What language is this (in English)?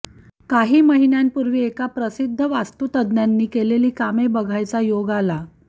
Marathi